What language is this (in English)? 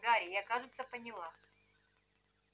Russian